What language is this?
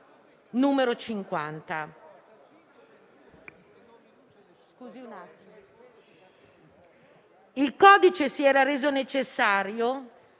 Italian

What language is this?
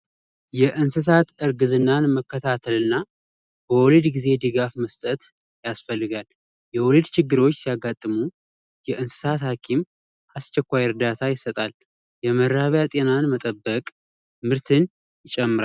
Amharic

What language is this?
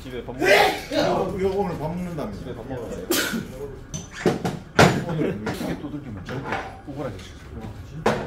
Korean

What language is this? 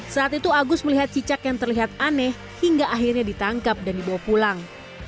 Indonesian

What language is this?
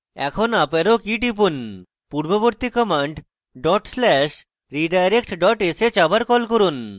Bangla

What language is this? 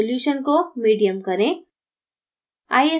Hindi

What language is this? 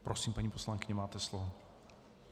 Czech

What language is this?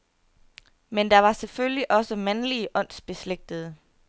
Danish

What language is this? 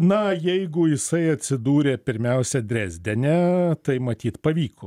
Lithuanian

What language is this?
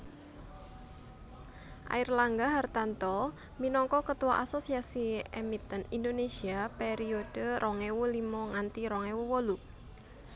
Javanese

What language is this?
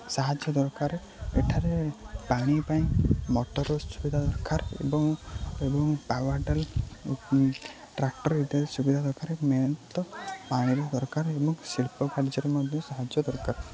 Odia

